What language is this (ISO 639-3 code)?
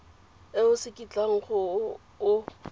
tsn